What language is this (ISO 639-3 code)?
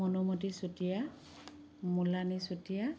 asm